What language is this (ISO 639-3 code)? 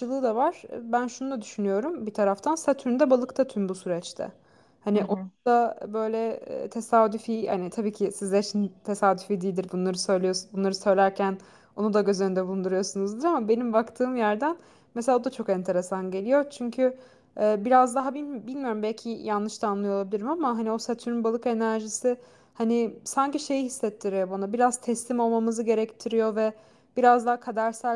tur